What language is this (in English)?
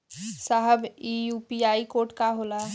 Bhojpuri